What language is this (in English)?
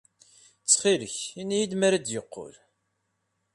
Kabyle